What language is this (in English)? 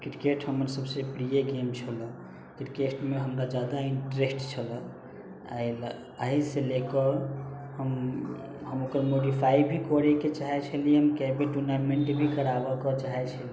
Maithili